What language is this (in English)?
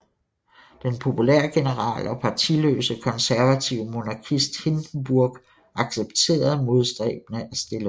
Danish